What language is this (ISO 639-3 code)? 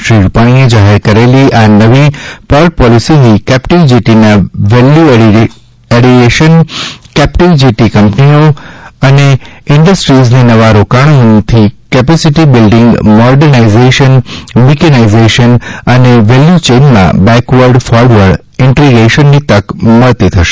guj